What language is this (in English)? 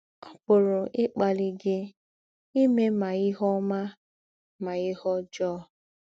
Igbo